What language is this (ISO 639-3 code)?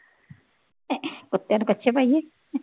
pan